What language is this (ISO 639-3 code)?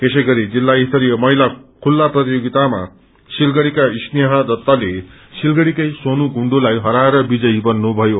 nep